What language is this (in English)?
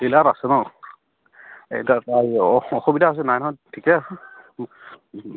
Assamese